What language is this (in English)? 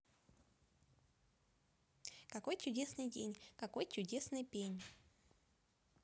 Russian